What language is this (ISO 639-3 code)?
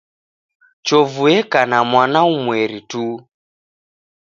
dav